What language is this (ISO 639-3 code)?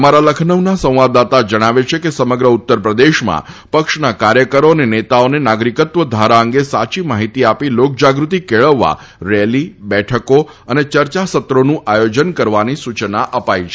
guj